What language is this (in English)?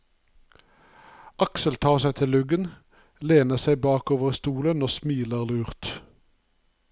Norwegian